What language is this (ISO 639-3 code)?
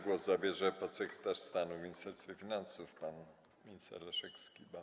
pol